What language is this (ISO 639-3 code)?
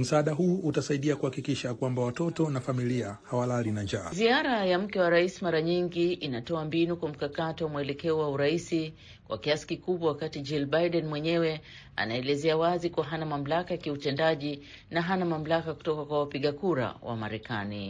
swa